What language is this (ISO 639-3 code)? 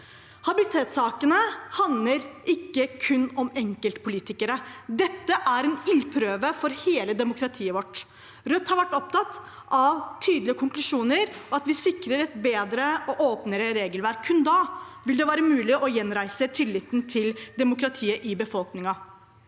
nor